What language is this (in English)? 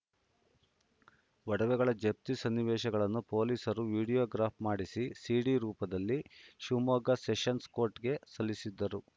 Kannada